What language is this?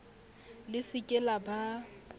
Southern Sotho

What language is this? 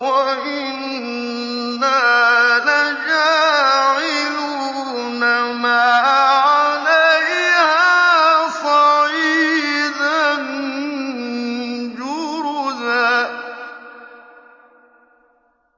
Arabic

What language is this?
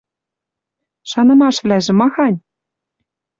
Western Mari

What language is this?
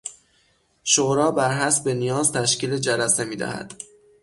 Persian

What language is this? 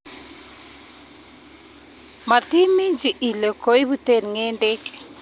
Kalenjin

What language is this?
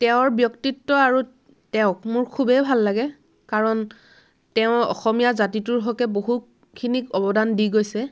Assamese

